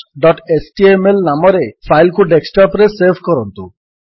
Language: Odia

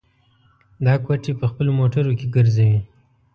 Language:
Pashto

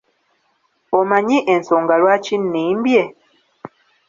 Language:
Ganda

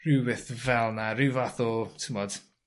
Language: Welsh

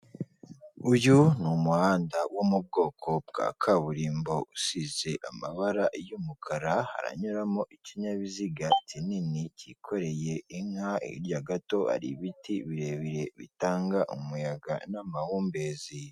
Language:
Kinyarwanda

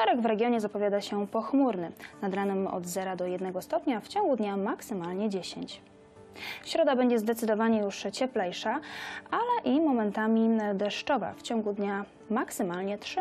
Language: Polish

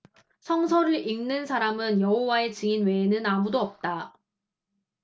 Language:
Korean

